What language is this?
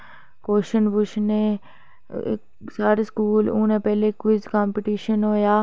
Dogri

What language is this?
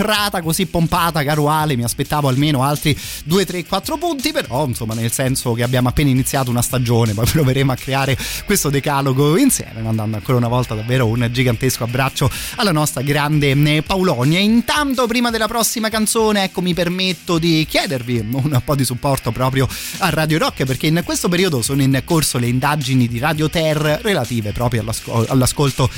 Italian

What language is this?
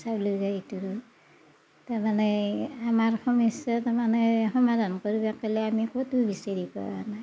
Assamese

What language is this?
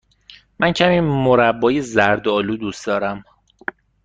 Persian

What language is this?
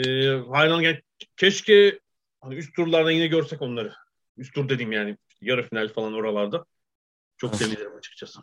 Turkish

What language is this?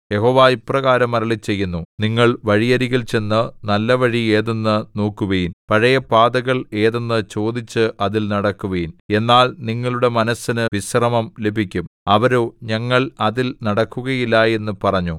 Malayalam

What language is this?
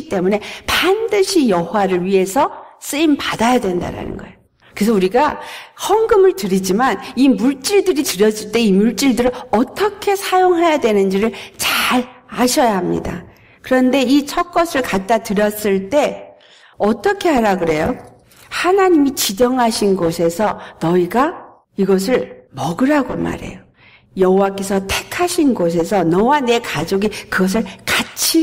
Korean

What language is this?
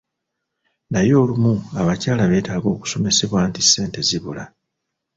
Ganda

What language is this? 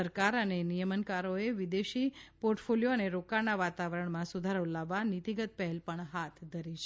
Gujarati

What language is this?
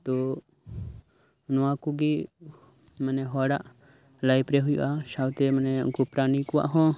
Santali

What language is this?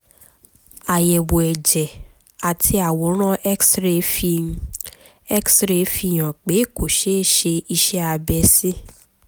Yoruba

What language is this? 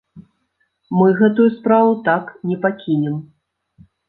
Belarusian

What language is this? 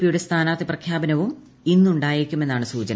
Malayalam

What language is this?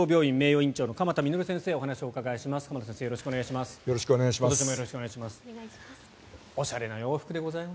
Japanese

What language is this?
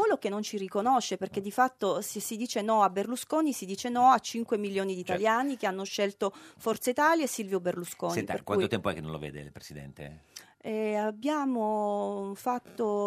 Italian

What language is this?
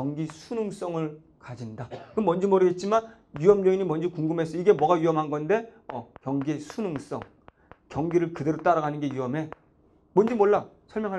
Korean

